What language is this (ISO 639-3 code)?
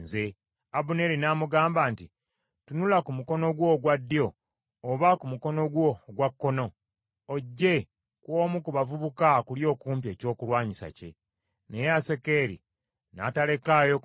lug